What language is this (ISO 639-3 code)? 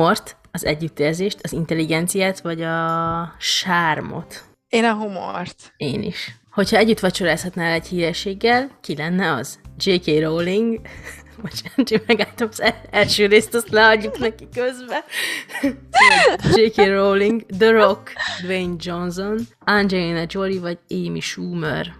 hun